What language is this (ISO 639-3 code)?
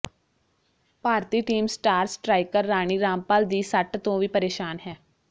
pan